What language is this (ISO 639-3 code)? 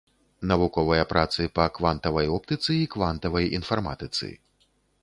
bel